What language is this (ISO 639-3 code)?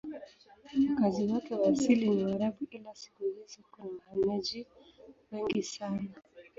swa